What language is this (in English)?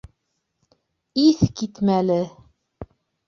Bashkir